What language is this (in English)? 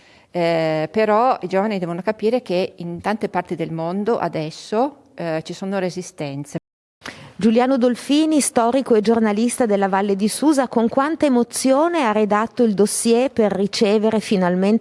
Italian